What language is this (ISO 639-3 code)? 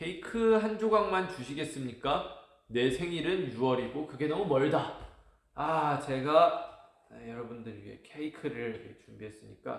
kor